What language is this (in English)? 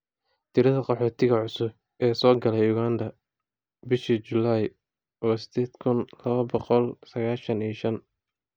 Somali